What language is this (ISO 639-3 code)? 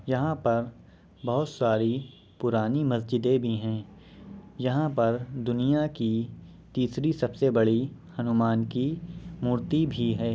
urd